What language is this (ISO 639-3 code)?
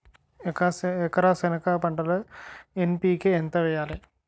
tel